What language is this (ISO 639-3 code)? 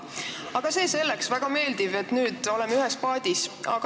est